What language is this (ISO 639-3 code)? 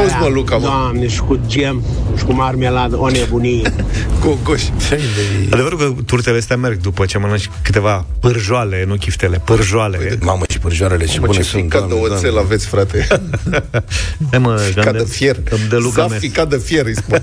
ron